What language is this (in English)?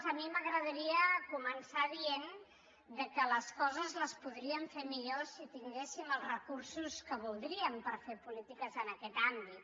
Catalan